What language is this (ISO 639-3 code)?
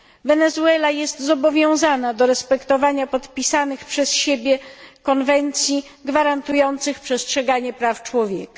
pol